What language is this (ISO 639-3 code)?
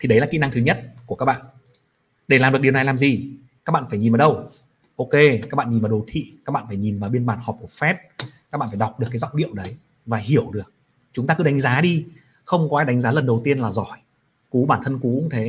vie